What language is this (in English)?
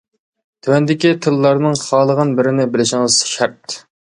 Uyghur